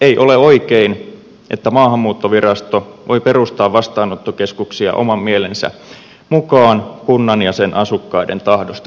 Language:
Finnish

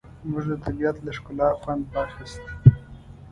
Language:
Pashto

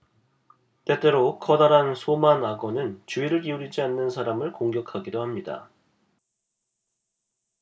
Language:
Korean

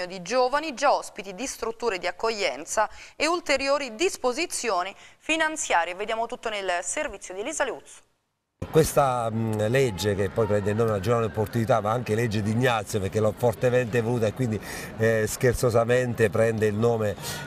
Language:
Italian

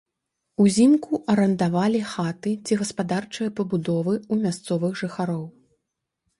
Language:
Belarusian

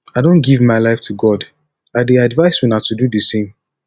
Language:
Nigerian Pidgin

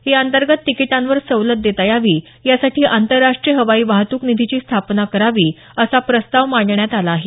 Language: Marathi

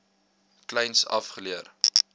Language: Afrikaans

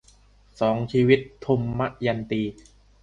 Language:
Thai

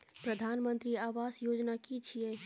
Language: Maithili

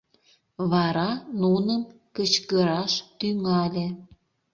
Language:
Mari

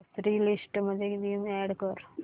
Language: Marathi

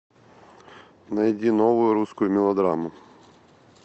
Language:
Russian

